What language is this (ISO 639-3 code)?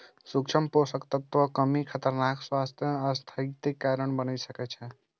mai